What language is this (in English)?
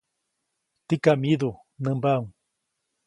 Copainalá Zoque